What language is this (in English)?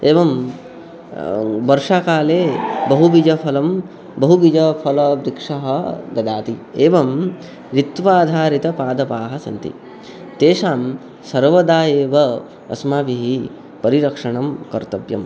Sanskrit